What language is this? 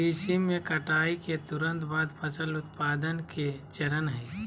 Magahi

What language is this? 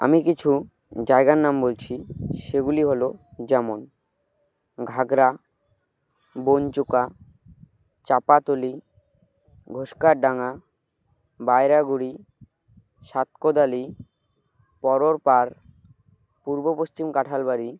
Bangla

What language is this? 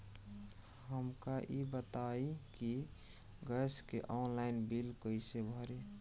Bhojpuri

